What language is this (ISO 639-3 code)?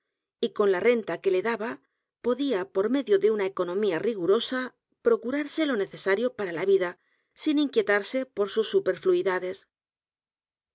spa